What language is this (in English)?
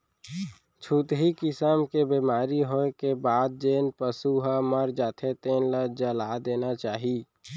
Chhattisgarhi